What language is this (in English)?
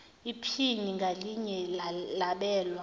Zulu